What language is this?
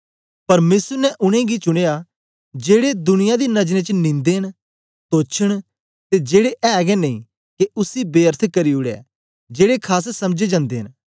Dogri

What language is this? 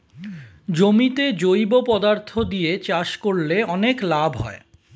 Bangla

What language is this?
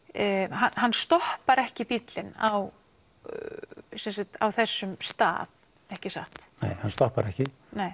Icelandic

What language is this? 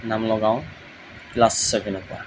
Assamese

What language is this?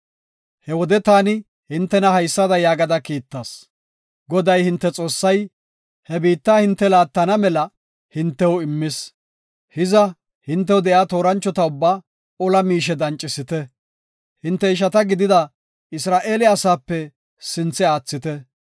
Gofa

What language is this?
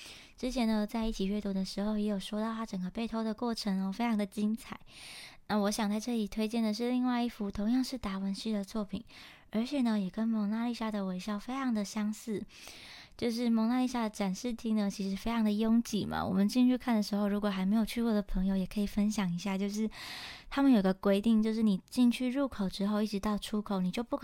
Chinese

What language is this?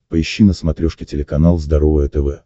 Russian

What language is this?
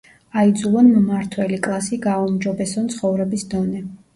Georgian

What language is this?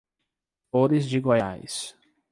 Portuguese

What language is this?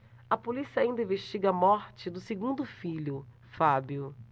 Portuguese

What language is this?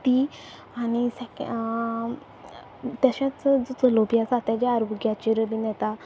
Konkani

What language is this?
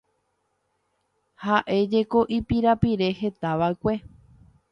Guarani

